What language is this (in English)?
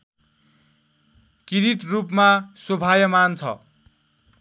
Nepali